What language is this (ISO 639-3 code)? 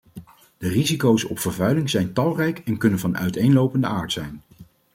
nld